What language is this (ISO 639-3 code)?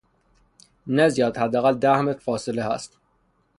fas